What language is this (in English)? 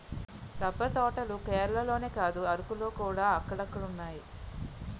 Telugu